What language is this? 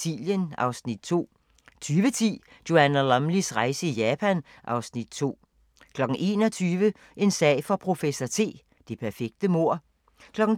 Danish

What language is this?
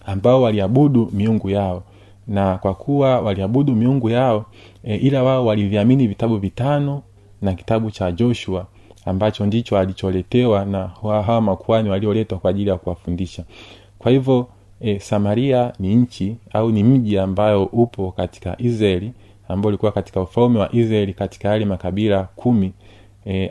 Swahili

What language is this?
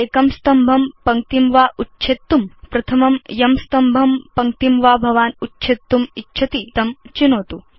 Sanskrit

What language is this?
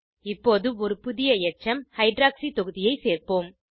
Tamil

